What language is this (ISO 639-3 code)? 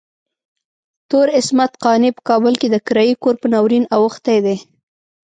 pus